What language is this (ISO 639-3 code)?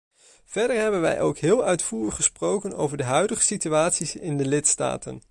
nld